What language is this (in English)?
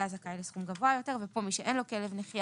Hebrew